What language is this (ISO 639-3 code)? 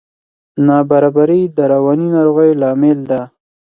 pus